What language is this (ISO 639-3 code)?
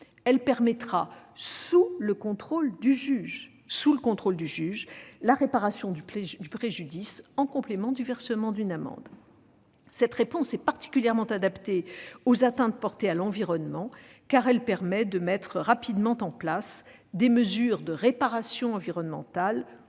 fra